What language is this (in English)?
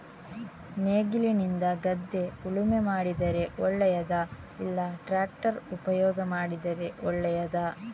Kannada